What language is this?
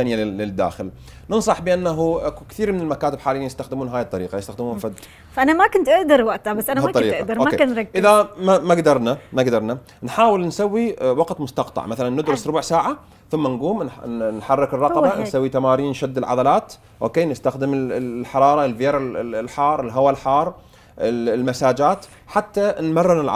Arabic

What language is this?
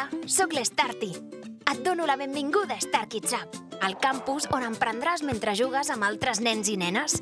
Catalan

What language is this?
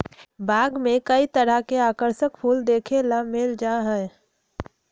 Magahi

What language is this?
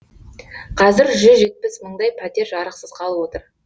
Kazakh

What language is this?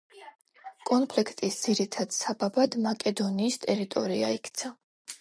Georgian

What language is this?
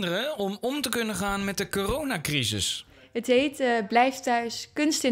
Dutch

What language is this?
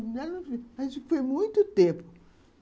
Portuguese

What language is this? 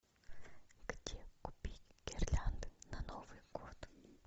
Russian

